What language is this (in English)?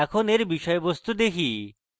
Bangla